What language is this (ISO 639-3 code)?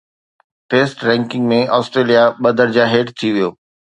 snd